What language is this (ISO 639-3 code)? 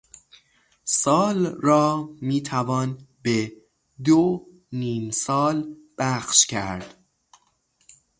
fas